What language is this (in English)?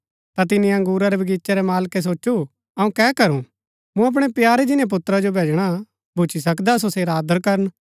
Gaddi